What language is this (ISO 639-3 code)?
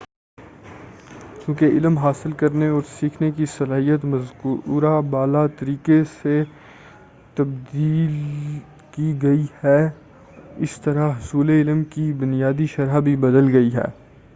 urd